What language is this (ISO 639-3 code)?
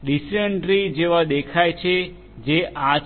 guj